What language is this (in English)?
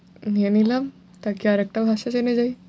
Bangla